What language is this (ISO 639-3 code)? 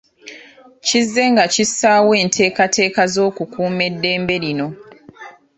lug